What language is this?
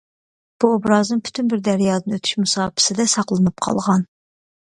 Uyghur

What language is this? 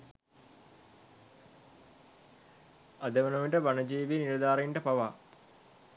Sinhala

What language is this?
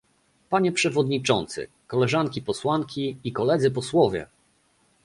Polish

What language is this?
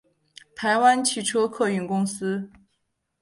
Chinese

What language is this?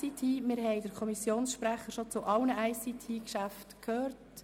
Swiss German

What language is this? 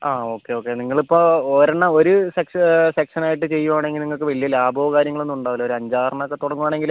Malayalam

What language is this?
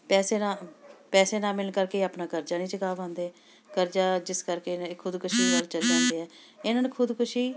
Punjabi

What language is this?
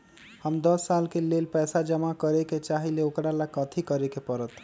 Magahi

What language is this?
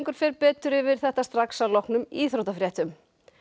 Icelandic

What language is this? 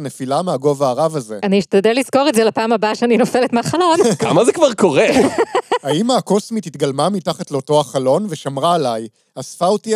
Hebrew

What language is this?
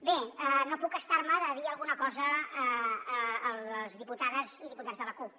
Catalan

